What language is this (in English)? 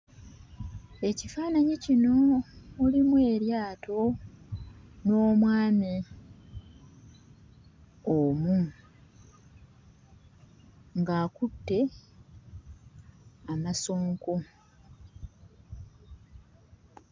Ganda